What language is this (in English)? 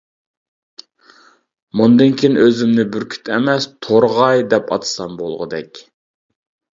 Uyghur